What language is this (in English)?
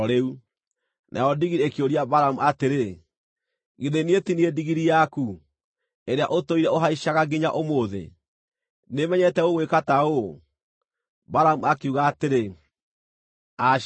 Kikuyu